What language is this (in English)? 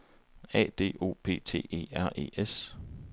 Danish